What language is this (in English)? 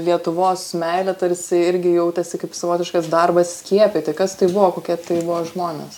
Lithuanian